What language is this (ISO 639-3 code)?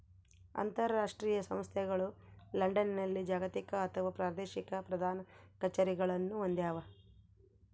kan